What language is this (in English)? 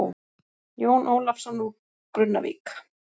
Icelandic